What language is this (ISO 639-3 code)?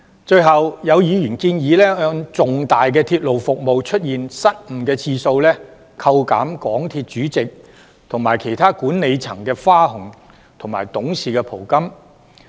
yue